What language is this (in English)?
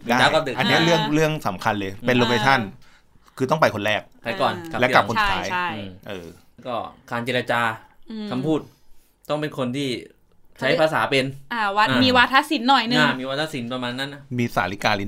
Thai